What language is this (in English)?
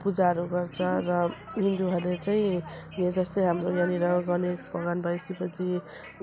Nepali